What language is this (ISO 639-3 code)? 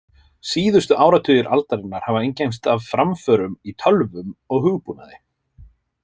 isl